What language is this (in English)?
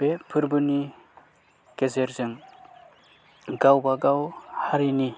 Bodo